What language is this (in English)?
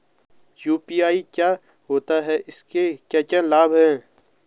Hindi